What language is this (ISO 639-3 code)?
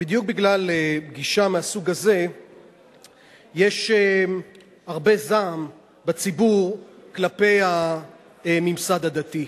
heb